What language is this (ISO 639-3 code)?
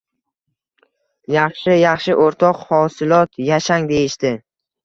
uzb